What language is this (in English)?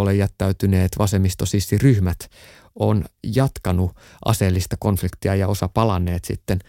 Finnish